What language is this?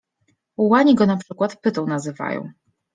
Polish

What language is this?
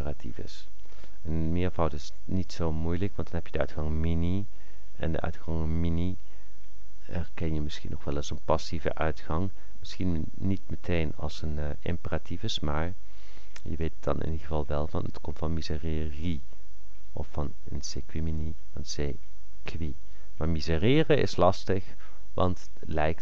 Dutch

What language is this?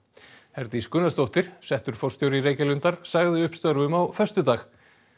Icelandic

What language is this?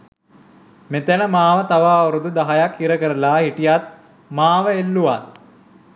Sinhala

